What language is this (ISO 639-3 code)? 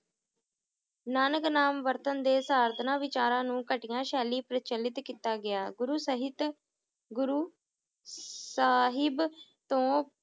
pan